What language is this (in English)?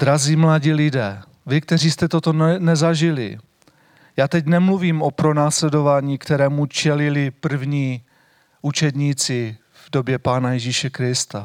Czech